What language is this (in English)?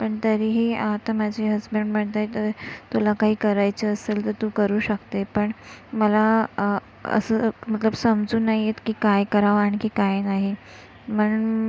Marathi